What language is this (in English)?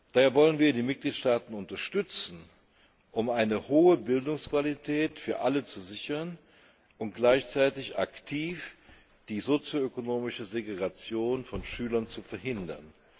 German